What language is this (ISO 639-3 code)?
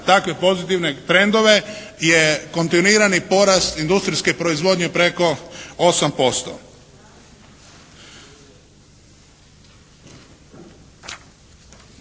hrv